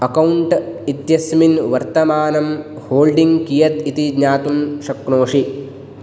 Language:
Sanskrit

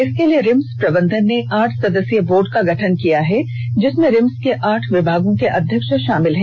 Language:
Hindi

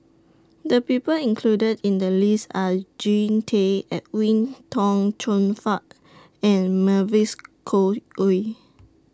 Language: English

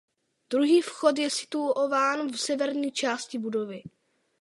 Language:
Czech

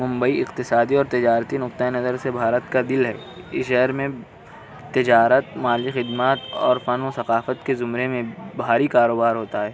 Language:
Urdu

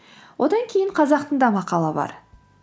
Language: Kazakh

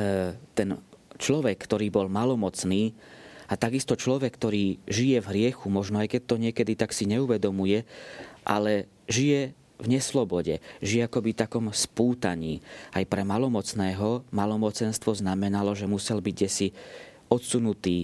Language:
Slovak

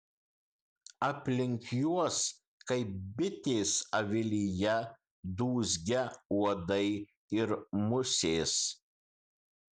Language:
Lithuanian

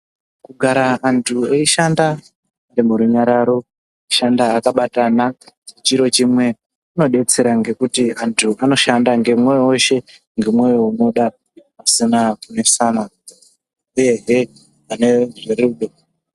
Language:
Ndau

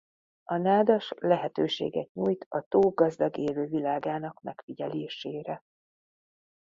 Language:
Hungarian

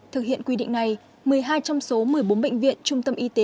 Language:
Vietnamese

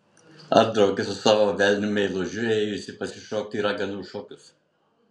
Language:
Lithuanian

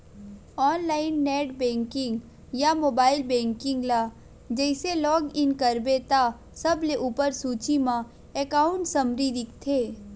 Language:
Chhattisgarhi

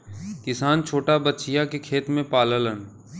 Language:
Bhojpuri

